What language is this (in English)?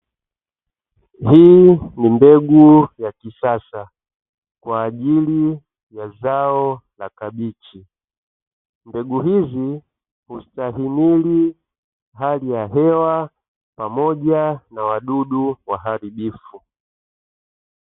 Swahili